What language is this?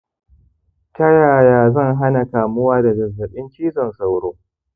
Hausa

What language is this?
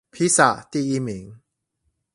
Chinese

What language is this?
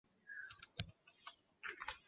Chinese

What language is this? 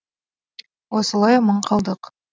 Kazakh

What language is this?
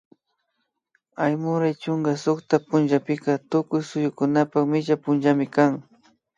Imbabura Highland Quichua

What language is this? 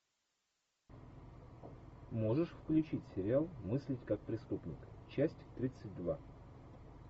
Russian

